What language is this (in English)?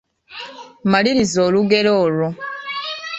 Ganda